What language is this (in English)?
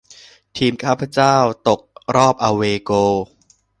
Thai